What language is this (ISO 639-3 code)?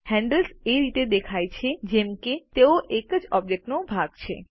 guj